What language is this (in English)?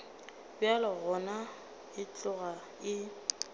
Northern Sotho